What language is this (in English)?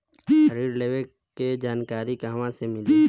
Bhojpuri